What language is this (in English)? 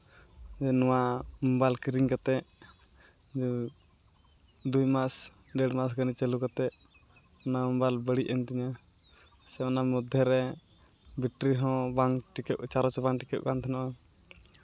Santali